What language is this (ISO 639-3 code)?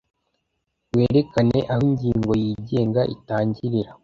kin